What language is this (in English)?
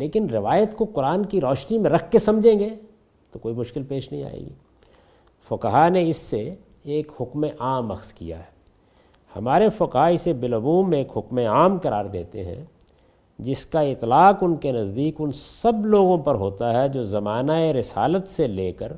Urdu